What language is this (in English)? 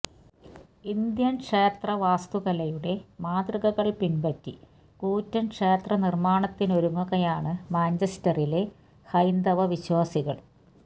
Malayalam